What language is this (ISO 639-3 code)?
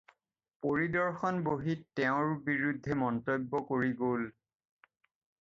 asm